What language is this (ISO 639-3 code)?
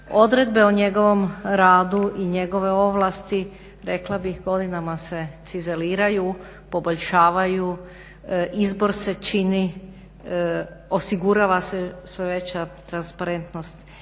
hrv